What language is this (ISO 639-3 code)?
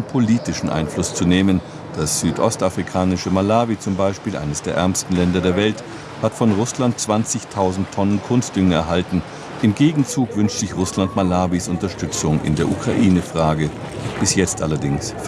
deu